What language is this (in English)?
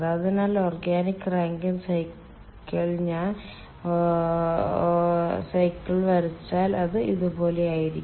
Malayalam